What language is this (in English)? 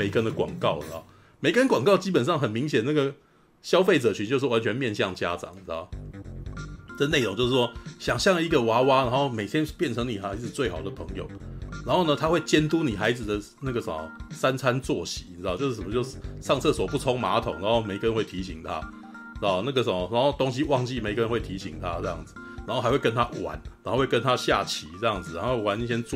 Chinese